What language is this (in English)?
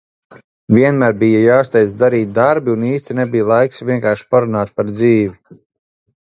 Latvian